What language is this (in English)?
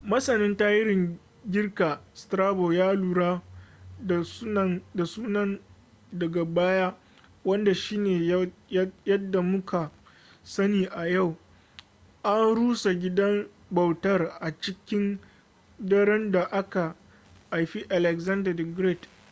Hausa